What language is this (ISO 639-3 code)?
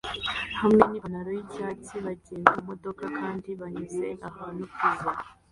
kin